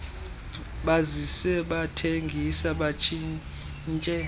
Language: Xhosa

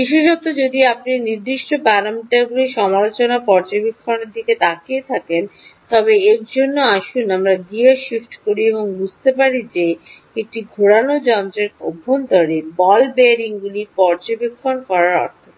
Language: Bangla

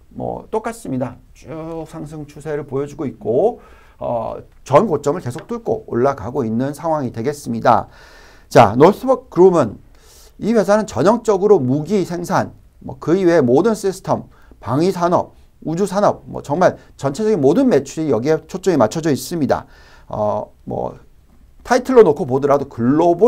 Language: Korean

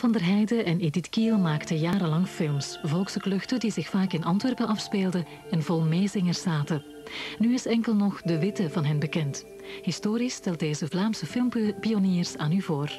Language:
Dutch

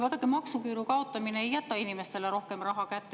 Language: Estonian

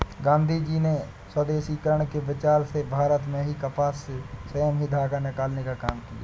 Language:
Hindi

